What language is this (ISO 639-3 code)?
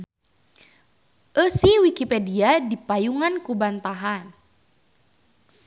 sun